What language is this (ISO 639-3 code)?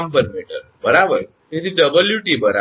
guj